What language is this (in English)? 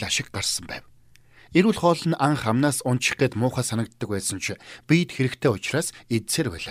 Turkish